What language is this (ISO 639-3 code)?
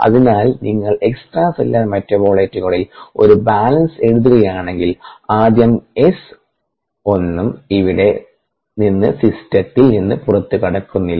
mal